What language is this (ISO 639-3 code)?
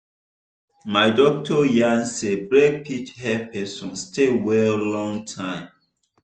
pcm